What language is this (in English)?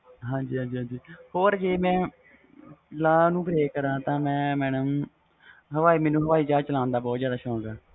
Punjabi